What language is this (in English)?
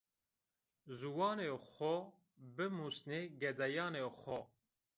Zaza